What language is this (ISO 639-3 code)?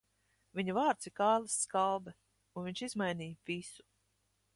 lav